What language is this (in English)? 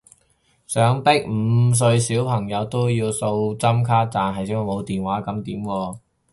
Cantonese